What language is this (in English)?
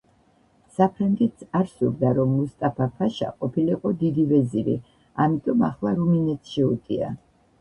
Georgian